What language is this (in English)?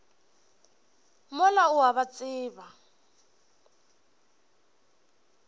Northern Sotho